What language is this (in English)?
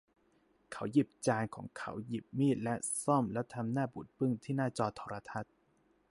Thai